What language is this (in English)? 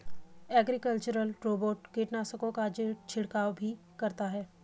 Hindi